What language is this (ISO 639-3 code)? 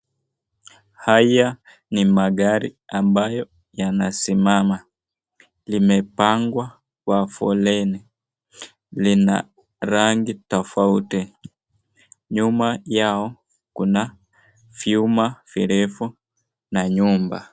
swa